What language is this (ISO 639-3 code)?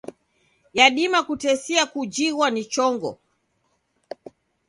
dav